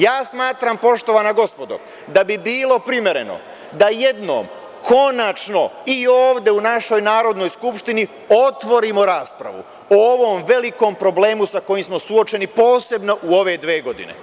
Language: Serbian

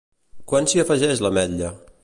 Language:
Catalan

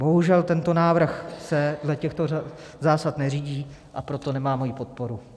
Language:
Czech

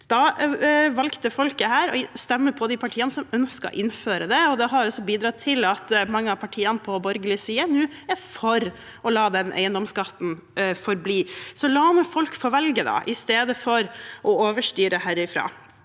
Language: Norwegian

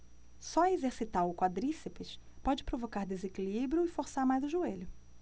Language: Portuguese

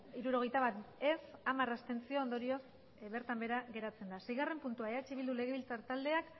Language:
Basque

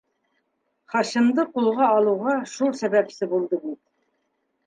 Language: Bashkir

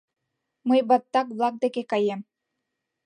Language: Mari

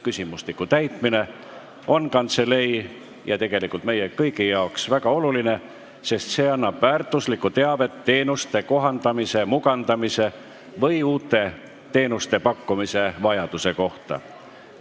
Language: Estonian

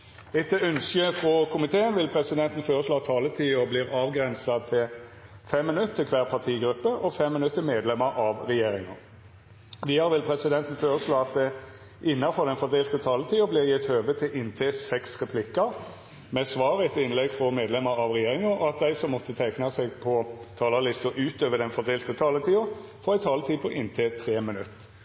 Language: Norwegian Nynorsk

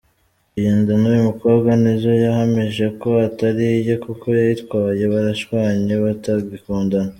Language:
Kinyarwanda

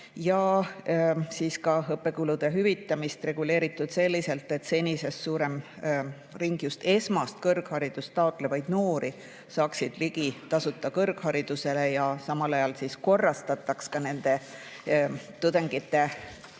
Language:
Estonian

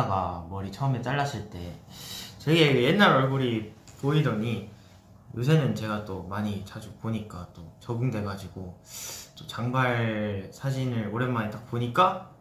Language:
Korean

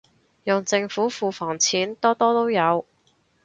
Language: Cantonese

